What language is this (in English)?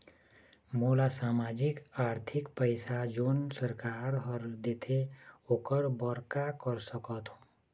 Chhattisgarhi